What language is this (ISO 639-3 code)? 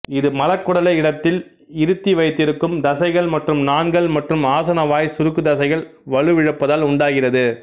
tam